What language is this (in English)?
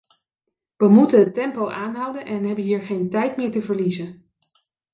Dutch